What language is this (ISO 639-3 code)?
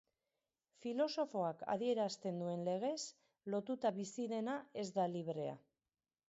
eus